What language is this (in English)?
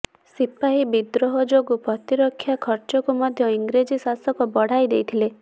Odia